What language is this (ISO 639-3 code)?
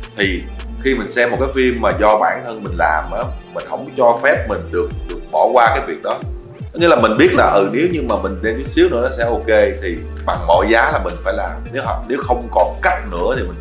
vie